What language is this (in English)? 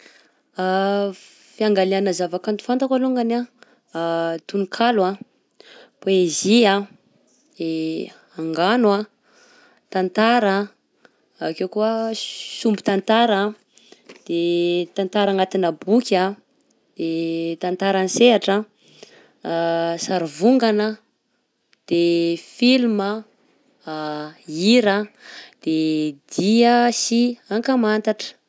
Southern Betsimisaraka Malagasy